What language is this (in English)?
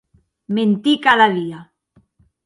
Occitan